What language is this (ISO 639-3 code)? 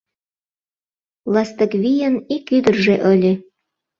chm